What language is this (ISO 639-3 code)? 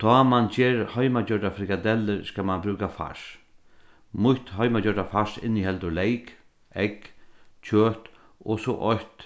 fao